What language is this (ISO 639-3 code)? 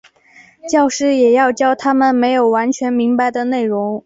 zho